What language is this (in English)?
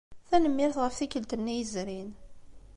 Kabyle